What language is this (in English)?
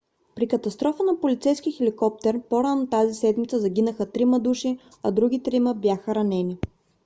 Bulgarian